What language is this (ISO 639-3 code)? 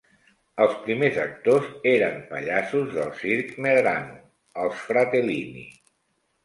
cat